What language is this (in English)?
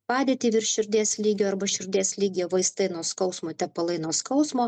Lithuanian